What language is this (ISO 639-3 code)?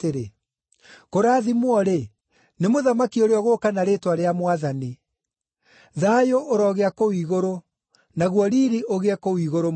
kik